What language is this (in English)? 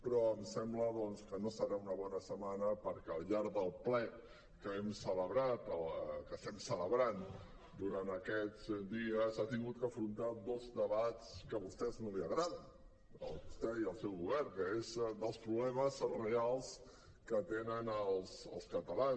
Catalan